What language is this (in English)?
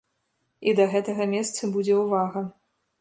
Belarusian